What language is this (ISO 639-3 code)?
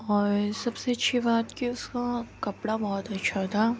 urd